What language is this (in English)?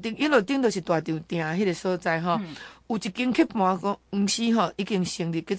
Chinese